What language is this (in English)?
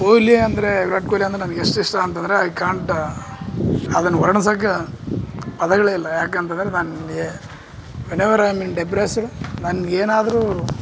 Kannada